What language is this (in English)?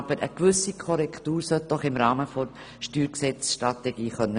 Swiss German